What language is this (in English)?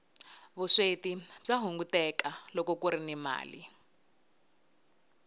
Tsonga